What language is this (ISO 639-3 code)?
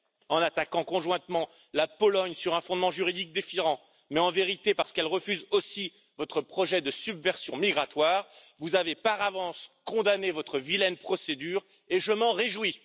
fra